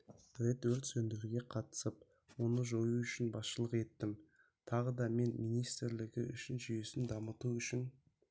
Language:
Kazakh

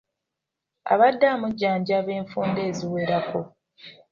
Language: Ganda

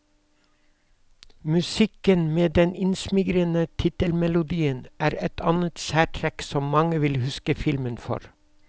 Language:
Norwegian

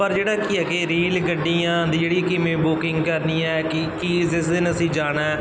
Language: Punjabi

